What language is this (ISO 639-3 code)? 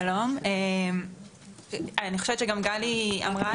heb